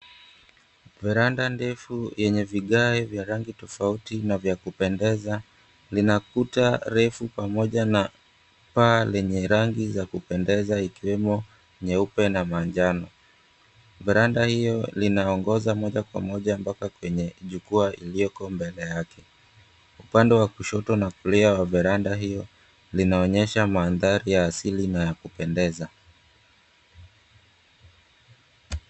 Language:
Swahili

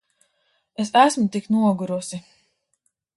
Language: Latvian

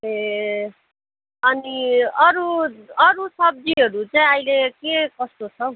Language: Nepali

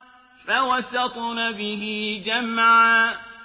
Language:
Arabic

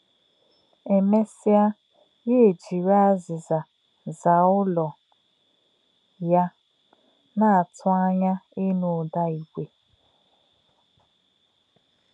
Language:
Igbo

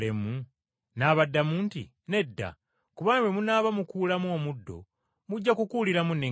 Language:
Ganda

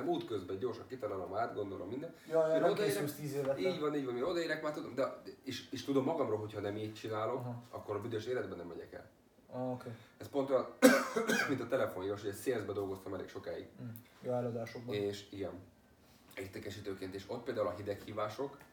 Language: Hungarian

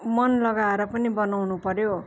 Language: Nepali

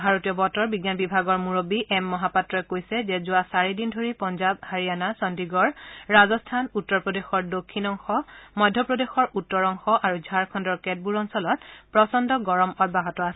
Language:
Assamese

